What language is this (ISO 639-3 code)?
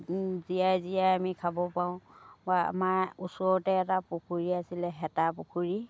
asm